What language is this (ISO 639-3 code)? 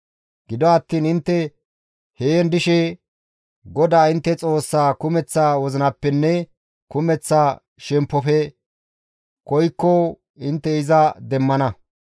gmv